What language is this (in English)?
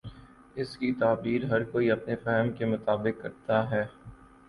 Urdu